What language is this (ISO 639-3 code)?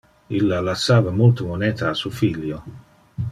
ina